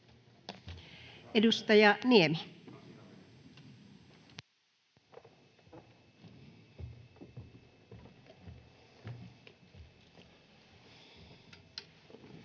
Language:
Finnish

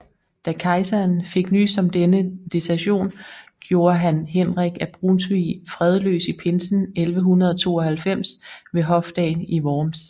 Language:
Danish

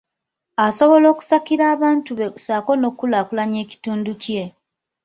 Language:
Ganda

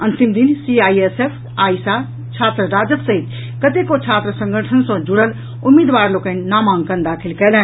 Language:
Maithili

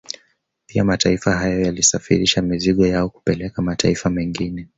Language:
Swahili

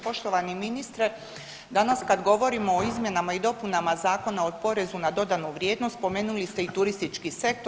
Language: Croatian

